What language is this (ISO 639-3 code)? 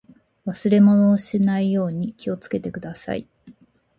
jpn